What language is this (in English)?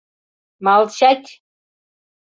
Mari